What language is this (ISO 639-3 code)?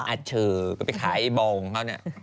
tha